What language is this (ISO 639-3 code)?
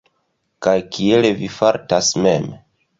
epo